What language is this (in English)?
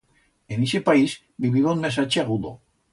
Aragonese